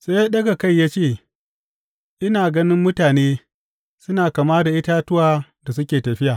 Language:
Hausa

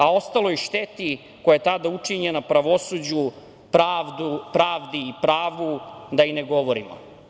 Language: Serbian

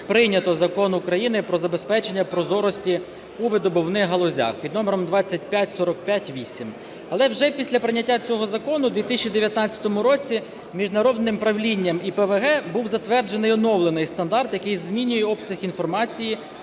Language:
Ukrainian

